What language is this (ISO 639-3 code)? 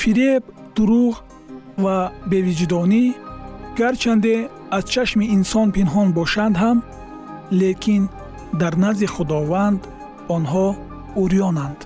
fas